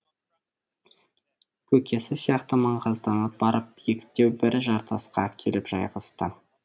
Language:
Kazakh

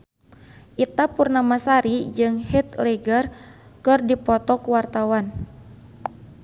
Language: Sundanese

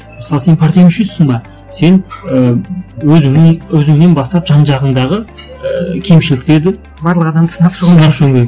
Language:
Kazakh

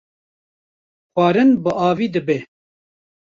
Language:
Kurdish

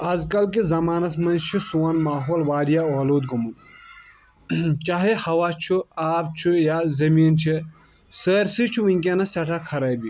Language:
Kashmiri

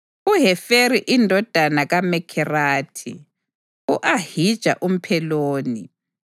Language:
North Ndebele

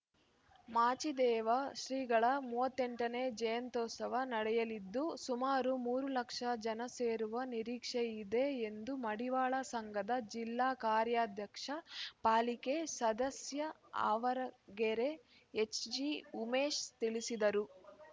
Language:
Kannada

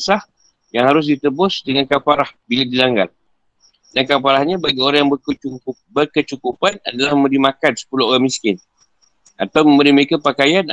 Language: Malay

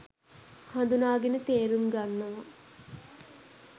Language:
Sinhala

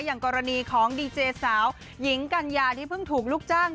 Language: Thai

